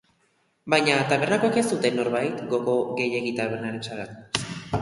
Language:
Basque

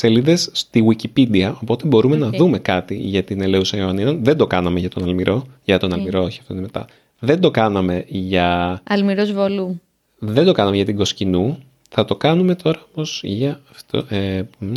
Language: Greek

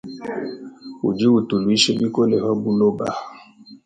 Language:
Luba-Lulua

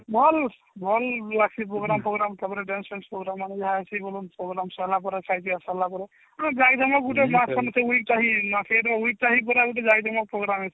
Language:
Odia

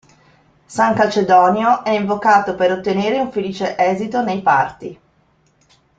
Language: Italian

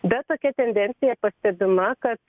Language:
Lithuanian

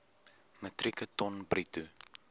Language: Afrikaans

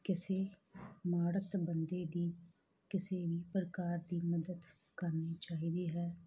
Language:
Punjabi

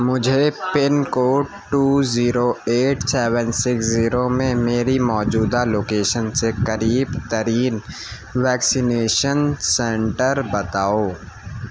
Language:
Urdu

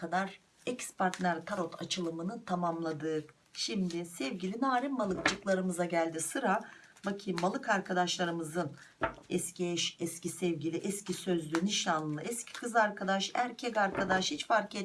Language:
Turkish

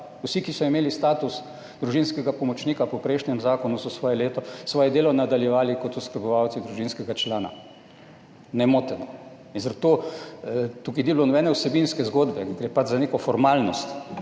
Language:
Slovenian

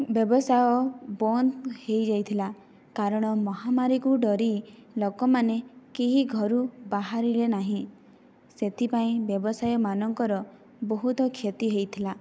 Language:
Odia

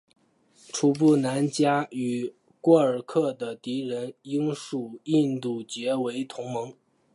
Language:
Chinese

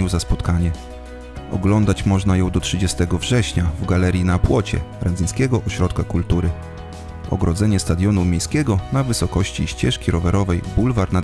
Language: Polish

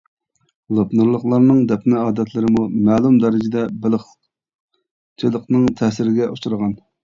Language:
Uyghur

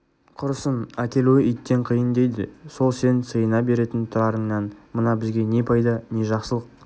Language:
Kazakh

